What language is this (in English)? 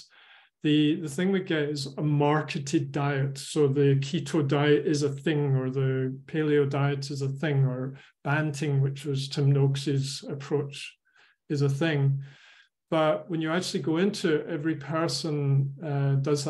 English